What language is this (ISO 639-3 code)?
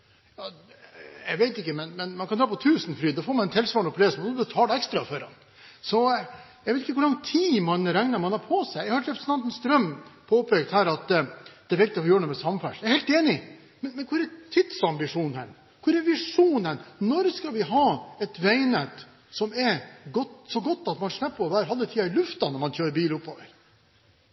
nob